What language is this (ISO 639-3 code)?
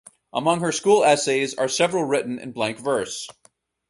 eng